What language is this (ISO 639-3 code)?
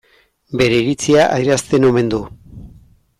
eus